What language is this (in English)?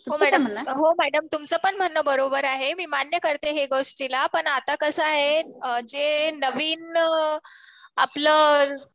Marathi